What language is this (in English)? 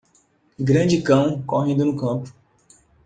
Portuguese